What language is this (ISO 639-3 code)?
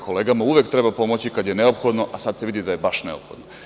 srp